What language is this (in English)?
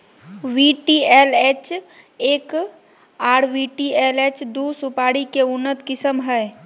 Magahi